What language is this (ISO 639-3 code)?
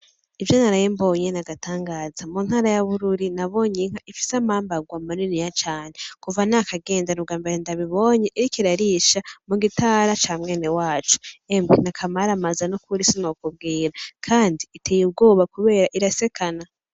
run